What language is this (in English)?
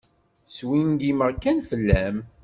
Kabyle